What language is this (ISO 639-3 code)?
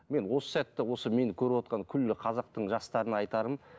kaz